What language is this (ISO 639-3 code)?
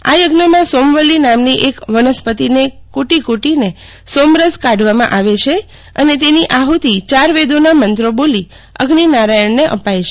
guj